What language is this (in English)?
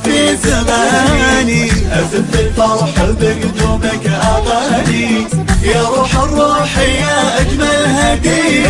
Arabic